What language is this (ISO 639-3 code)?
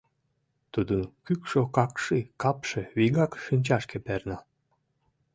chm